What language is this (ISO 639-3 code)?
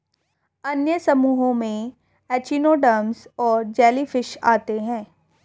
hin